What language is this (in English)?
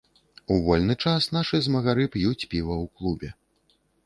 Belarusian